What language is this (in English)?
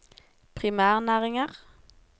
Norwegian